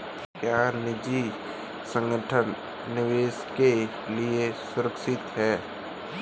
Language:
Hindi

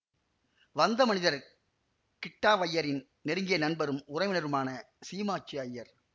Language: Tamil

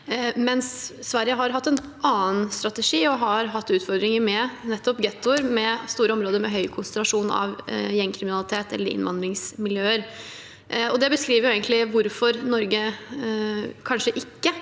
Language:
Norwegian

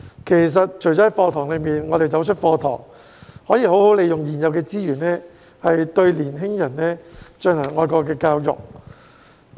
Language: Cantonese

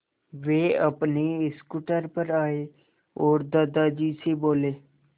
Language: Hindi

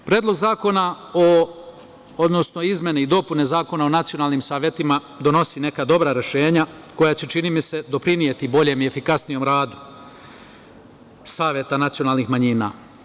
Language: Serbian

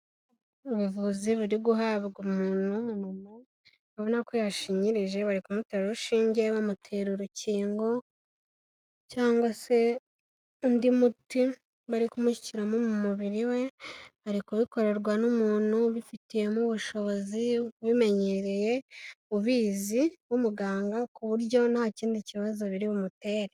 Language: Kinyarwanda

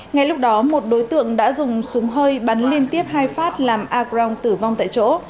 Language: Vietnamese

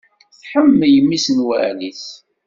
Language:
Kabyle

